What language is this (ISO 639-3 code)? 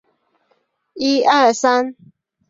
zho